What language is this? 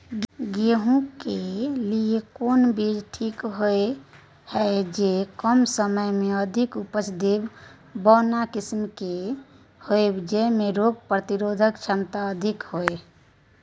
Maithili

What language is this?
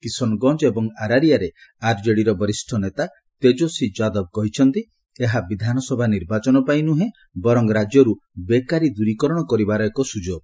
Odia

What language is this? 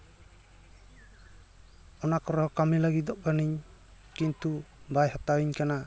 Santali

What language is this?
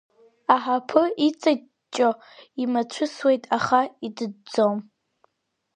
Abkhazian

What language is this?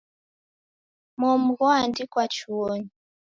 Taita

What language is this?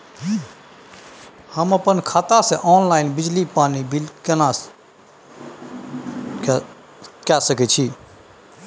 Maithili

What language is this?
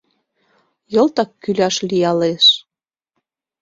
Mari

